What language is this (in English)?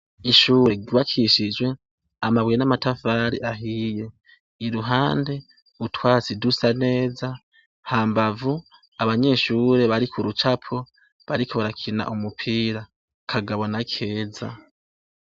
Rundi